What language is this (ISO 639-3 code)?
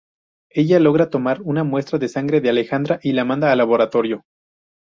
spa